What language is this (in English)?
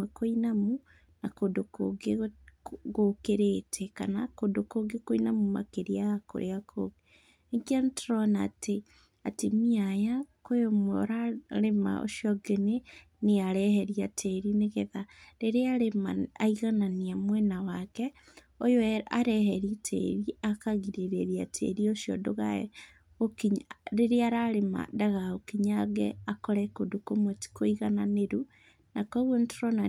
Kikuyu